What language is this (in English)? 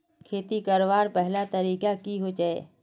Magahi